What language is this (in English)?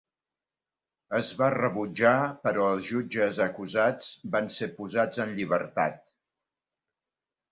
Catalan